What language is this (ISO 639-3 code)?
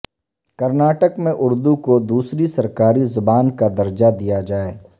urd